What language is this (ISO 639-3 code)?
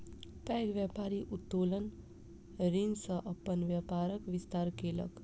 mai